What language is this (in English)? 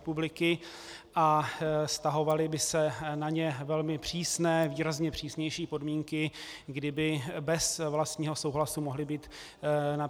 Czech